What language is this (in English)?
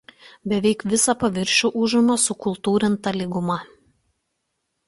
Lithuanian